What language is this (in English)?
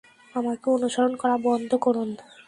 Bangla